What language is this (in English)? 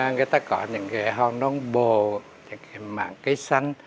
Vietnamese